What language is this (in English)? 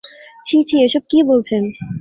Bangla